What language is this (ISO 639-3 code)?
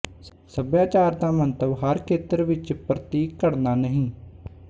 pan